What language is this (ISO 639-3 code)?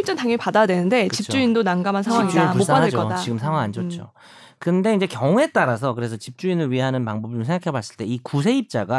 kor